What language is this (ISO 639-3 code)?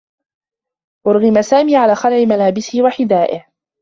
ara